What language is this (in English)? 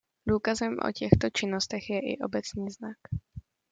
Czech